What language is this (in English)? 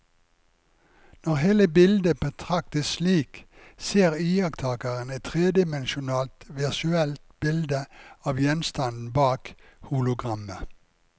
Norwegian